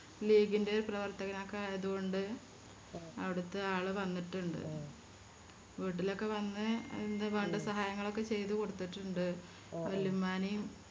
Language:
Malayalam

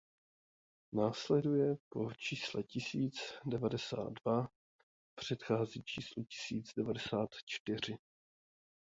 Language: Czech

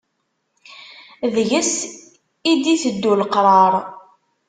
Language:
Kabyle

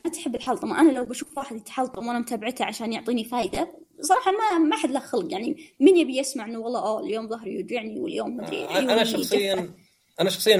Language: Arabic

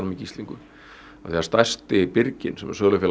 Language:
Icelandic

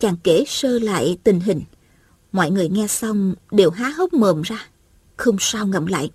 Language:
Vietnamese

